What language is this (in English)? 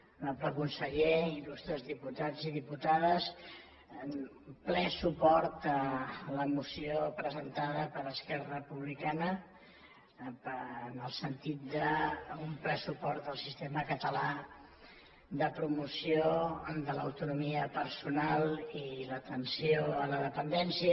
Catalan